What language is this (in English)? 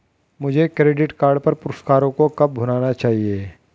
Hindi